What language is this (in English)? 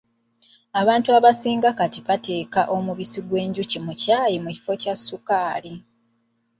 Ganda